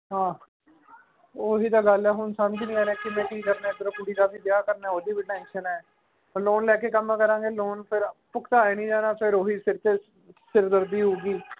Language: Punjabi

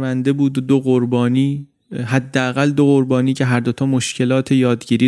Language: Persian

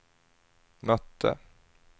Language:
Swedish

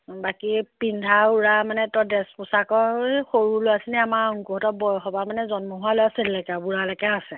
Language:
Assamese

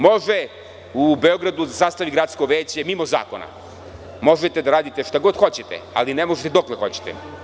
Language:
Serbian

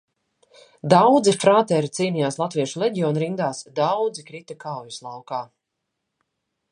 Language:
Latvian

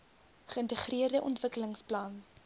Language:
Afrikaans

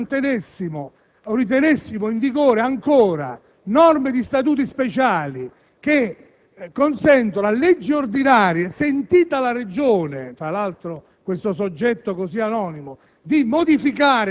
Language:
Italian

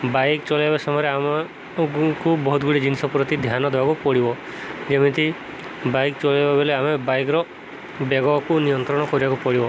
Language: Odia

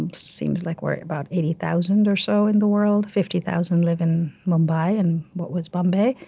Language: English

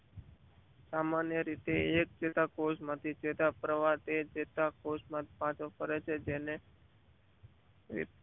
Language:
Gujarati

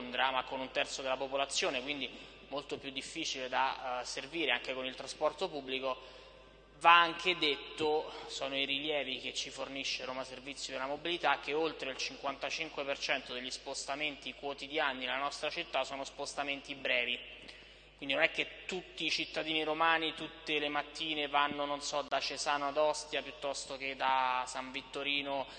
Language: Italian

